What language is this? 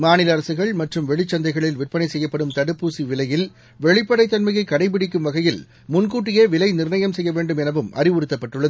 Tamil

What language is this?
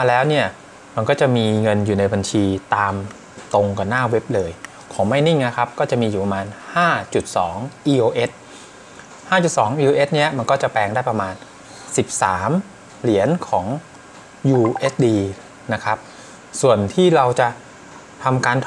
Thai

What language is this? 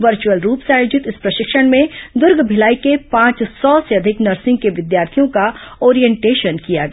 Hindi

